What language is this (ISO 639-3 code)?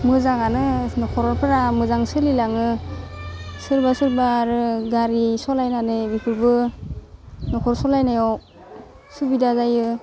brx